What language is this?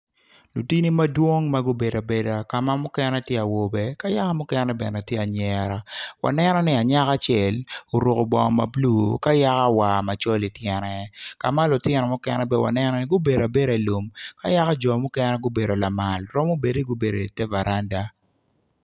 Acoli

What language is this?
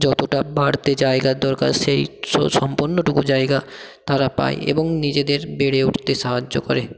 Bangla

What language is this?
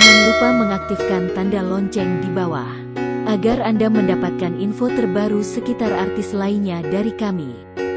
Indonesian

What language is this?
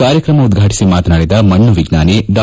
Kannada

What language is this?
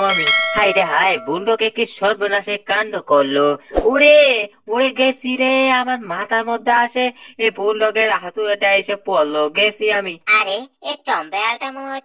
Romanian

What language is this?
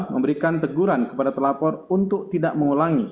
Indonesian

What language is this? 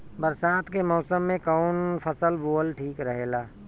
Bhojpuri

